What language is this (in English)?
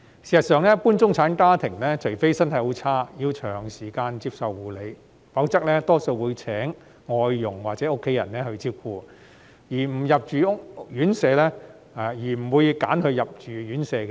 Cantonese